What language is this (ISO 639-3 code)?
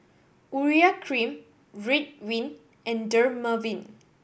eng